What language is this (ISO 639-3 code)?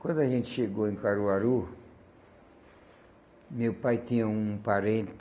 por